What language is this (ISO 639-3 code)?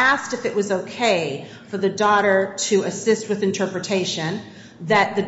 eng